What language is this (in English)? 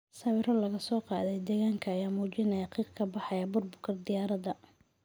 Somali